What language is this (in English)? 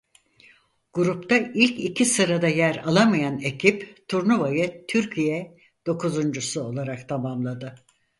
Turkish